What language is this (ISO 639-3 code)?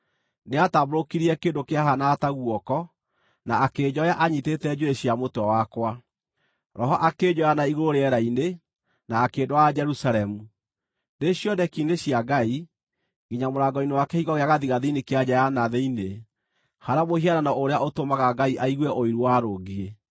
kik